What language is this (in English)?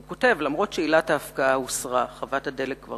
Hebrew